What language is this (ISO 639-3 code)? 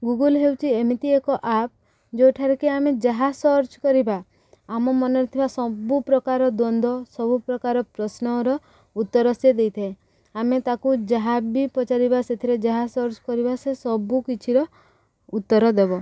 ori